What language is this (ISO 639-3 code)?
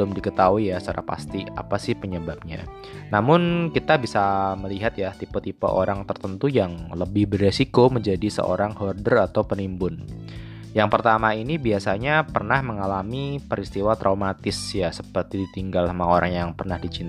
ind